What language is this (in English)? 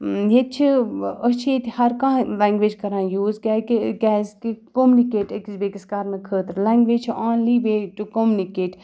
Kashmiri